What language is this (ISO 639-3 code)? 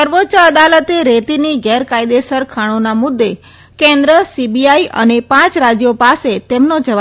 guj